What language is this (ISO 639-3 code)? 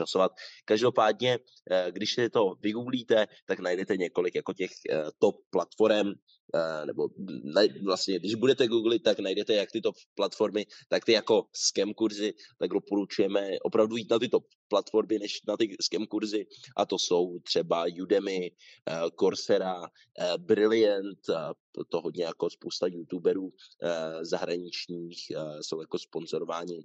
ces